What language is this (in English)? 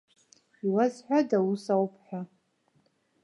Abkhazian